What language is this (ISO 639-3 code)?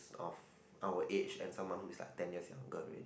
eng